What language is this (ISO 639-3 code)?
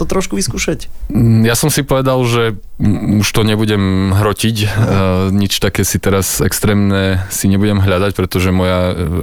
slk